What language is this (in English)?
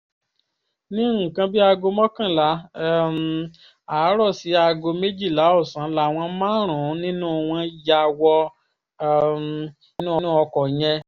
Yoruba